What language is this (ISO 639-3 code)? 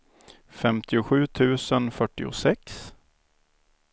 swe